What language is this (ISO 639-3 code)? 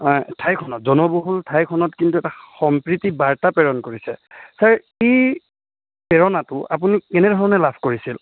asm